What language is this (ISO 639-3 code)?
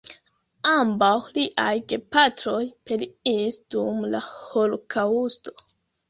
epo